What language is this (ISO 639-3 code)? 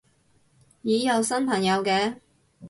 yue